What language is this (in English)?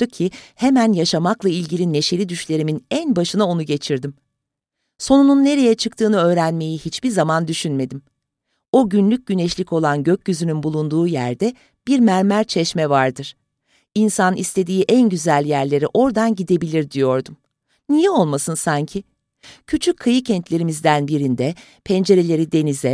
Turkish